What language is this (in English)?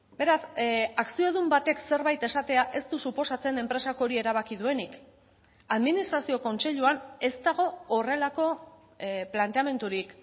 Basque